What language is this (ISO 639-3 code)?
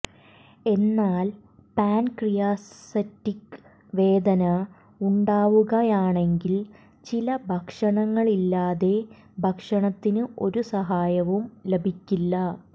mal